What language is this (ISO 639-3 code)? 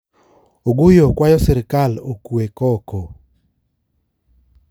luo